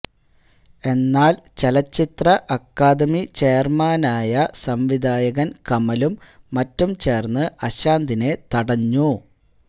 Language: Malayalam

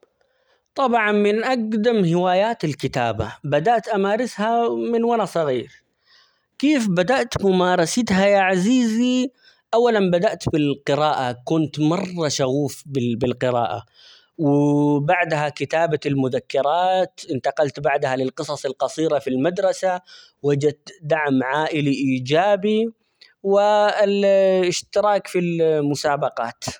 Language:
Omani Arabic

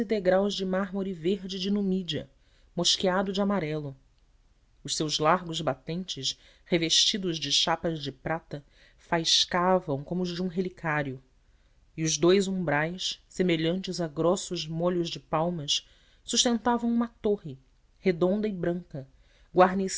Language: Portuguese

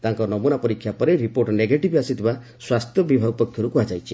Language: Odia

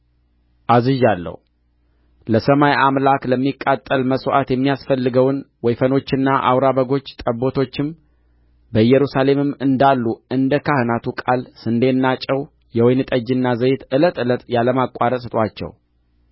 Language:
Amharic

